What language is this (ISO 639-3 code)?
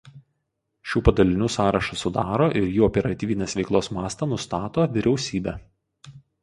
lit